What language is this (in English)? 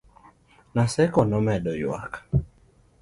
Luo (Kenya and Tanzania)